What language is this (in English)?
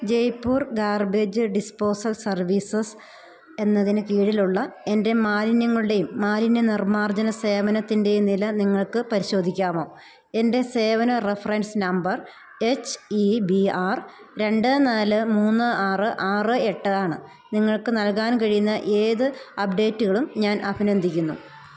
Malayalam